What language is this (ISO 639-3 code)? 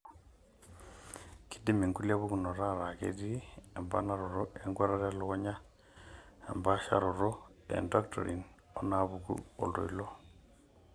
mas